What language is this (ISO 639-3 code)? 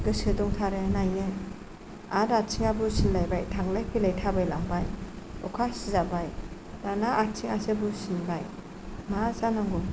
brx